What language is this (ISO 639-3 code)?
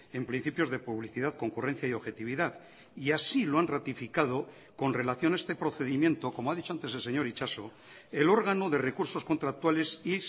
spa